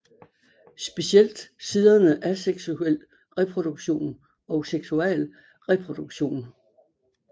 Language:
Danish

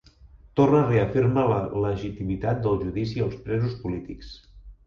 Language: Catalan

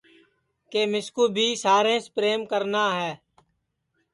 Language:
Sansi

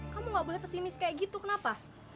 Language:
Indonesian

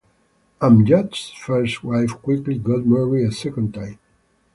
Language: English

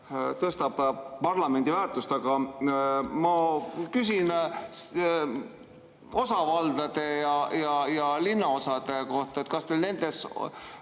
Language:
Estonian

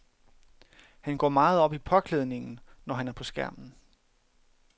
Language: Danish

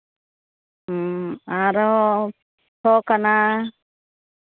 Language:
Santali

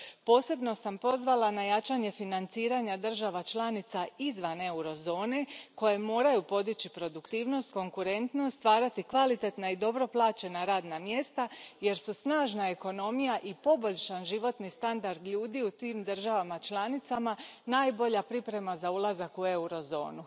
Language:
Croatian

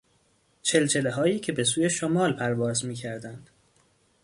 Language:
Persian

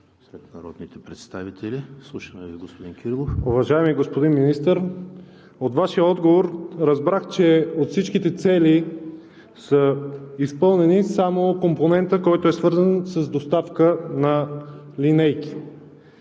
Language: Bulgarian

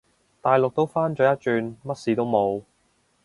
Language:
Cantonese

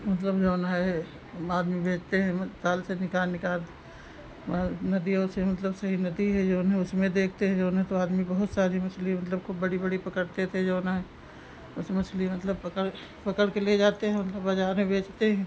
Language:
Hindi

